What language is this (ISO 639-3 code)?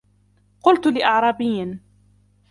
ara